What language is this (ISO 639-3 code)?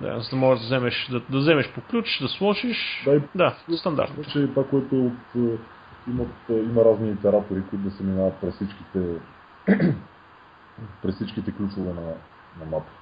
bul